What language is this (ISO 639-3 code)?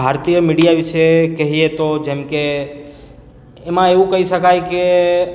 guj